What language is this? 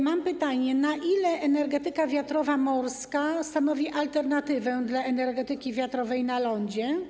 Polish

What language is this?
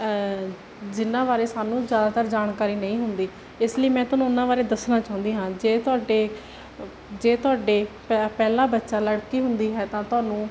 Punjabi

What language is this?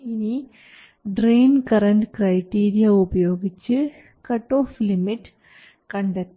Malayalam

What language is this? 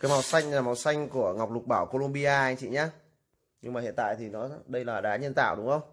Vietnamese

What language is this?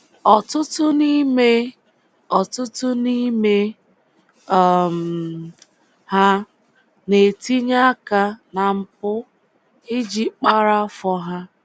Igbo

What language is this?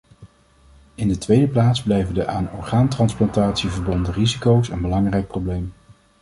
Dutch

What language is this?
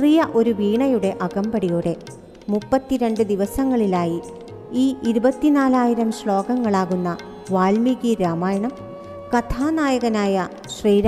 Malayalam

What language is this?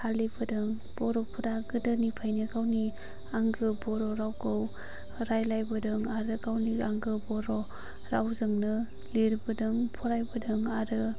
Bodo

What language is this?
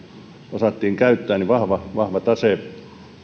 Finnish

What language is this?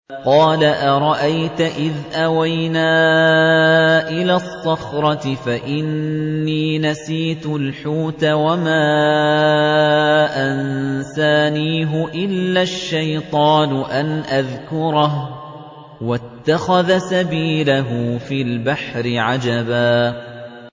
Arabic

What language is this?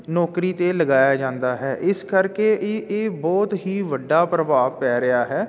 Punjabi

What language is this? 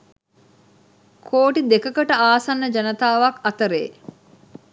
Sinhala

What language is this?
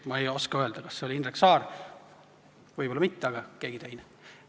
Estonian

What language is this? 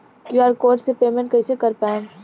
Bhojpuri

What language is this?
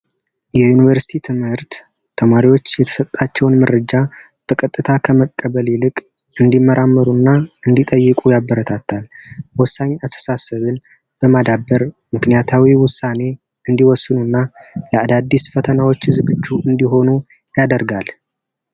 Amharic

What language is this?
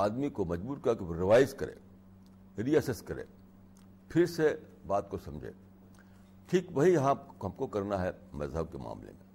Urdu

